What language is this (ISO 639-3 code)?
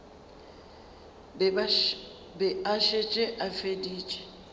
nso